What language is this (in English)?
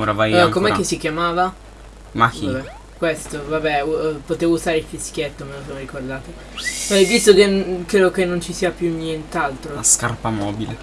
Italian